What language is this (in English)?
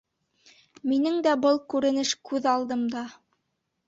Bashkir